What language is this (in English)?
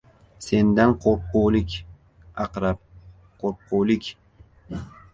Uzbek